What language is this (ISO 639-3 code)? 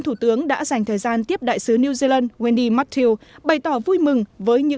vie